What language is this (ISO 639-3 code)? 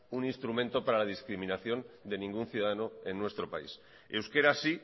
spa